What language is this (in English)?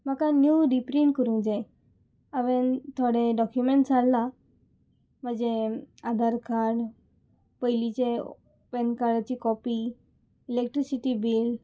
Konkani